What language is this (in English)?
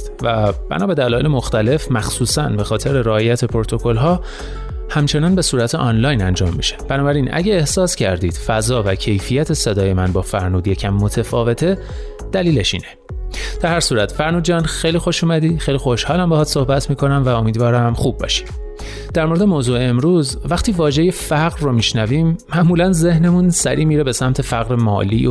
Persian